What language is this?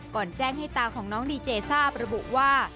Thai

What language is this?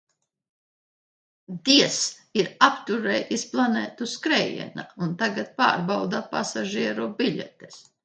Latvian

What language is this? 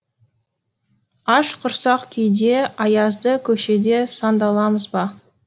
Kazakh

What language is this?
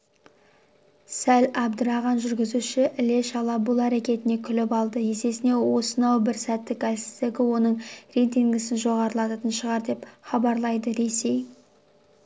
Kazakh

